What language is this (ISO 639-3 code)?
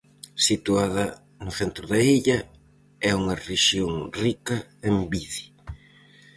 glg